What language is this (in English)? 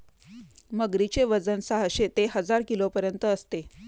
Marathi